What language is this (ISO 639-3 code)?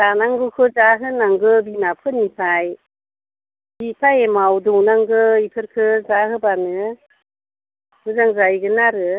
brx